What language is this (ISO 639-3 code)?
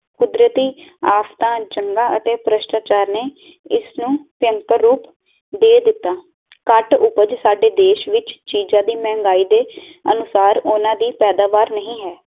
pan